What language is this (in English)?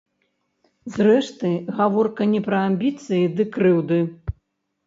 Belarusian